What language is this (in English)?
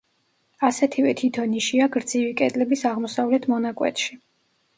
Georgian